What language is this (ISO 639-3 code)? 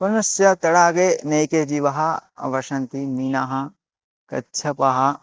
san